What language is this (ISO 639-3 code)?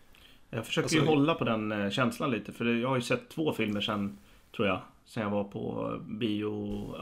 swe